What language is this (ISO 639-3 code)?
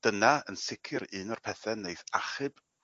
cym